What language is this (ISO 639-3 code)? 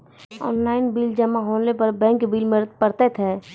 mai